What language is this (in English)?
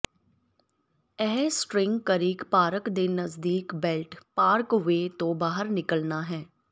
Punjabi